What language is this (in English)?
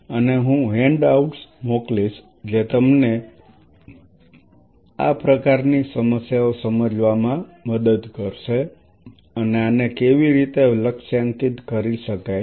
Gujarati